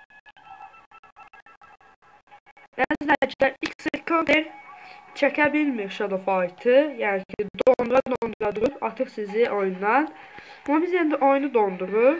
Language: Turkish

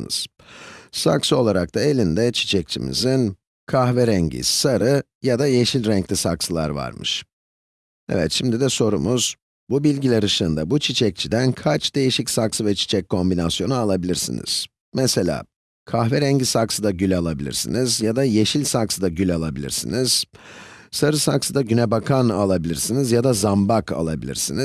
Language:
Turkish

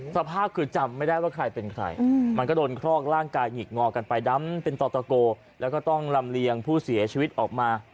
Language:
Thai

